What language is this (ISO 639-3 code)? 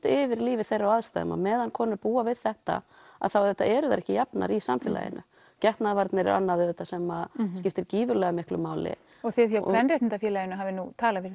isl